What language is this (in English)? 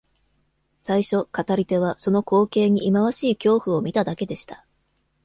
Japanese